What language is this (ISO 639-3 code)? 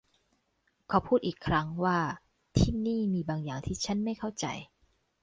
tha